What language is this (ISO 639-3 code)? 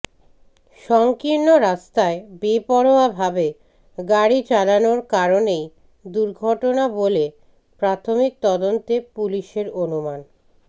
ben